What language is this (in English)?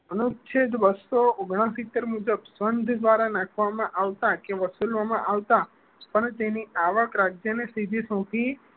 Gujarati